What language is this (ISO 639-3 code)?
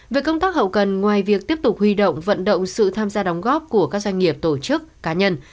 vie